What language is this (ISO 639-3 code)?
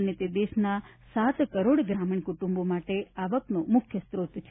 guj